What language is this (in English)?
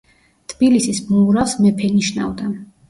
Georgian